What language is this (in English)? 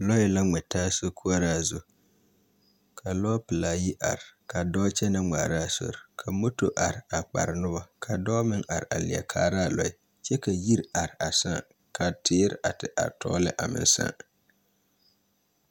Southern Dagaare